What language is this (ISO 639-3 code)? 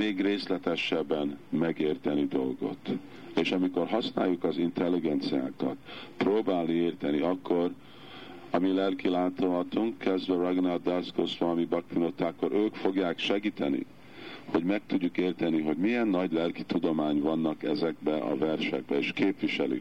hun